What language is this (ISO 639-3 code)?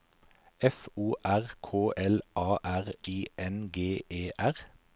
nor